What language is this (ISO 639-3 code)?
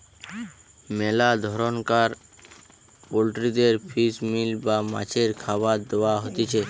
ben